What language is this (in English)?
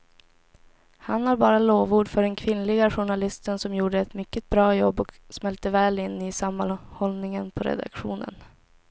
Swedish